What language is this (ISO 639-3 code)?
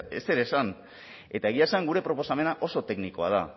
eus